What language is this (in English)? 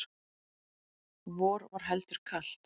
Icelandic